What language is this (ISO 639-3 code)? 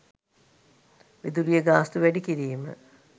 sin